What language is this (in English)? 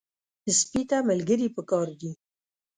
Pashto